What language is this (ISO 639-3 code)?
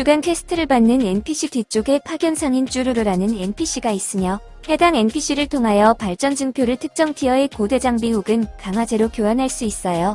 kor